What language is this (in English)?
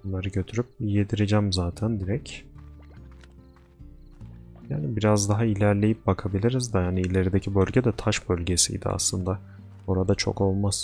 Turkish